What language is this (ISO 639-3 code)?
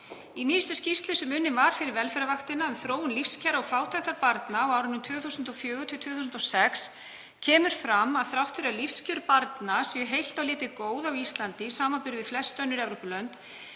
isl